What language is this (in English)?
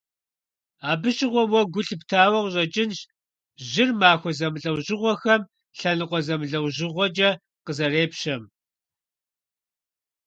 Kabardian